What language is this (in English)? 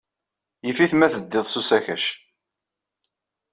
Kabyle